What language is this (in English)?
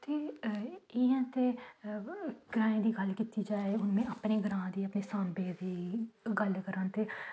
Dogri